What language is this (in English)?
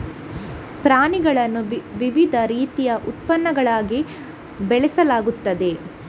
Kannada